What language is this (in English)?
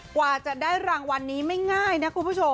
Thai